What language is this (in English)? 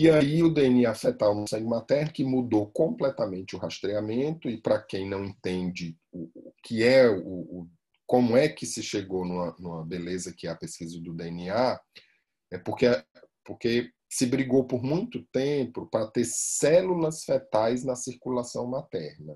Portuguese